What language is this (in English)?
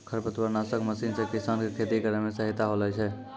Maithili